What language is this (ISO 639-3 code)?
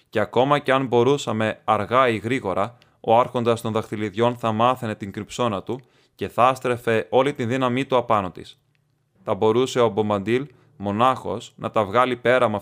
ell